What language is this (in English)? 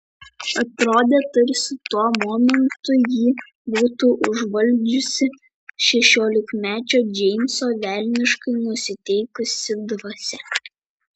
Lithuanian